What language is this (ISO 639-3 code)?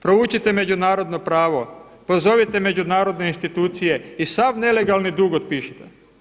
hrv